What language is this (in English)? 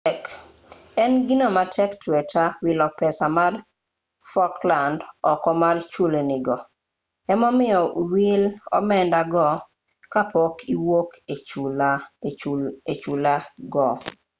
Luo (Kenya and Tanzania)